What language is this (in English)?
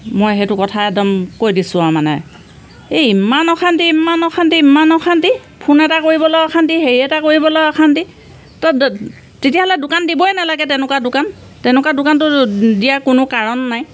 Assamese